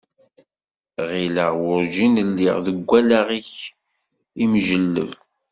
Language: Kabyle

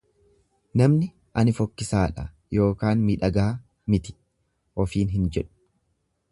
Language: Oromo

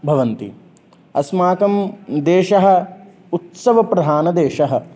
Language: Sanskrit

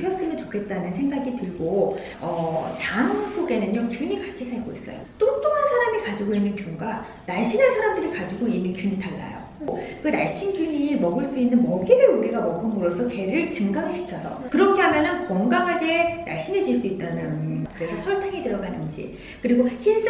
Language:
Korean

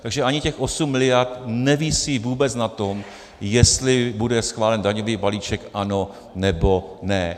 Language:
Czech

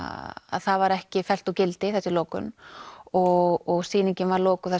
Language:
Icelandic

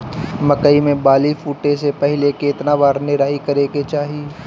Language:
Bhojpuri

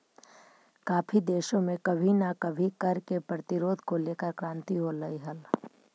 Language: Magahi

